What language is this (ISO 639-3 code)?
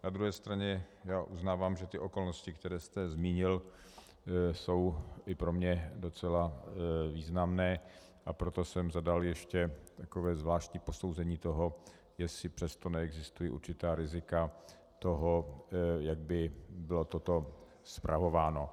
ces